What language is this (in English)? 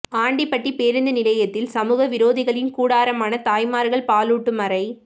Tamil